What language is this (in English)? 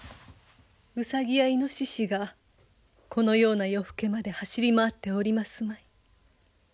Japanese